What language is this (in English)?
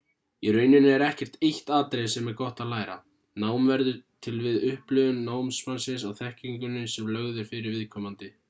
Icelandic